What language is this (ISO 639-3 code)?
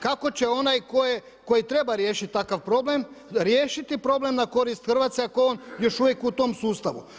hrv